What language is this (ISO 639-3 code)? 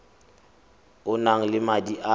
tsn